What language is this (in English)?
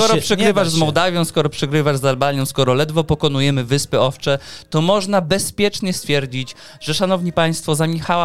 Polish